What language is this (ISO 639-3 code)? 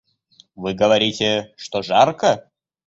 rus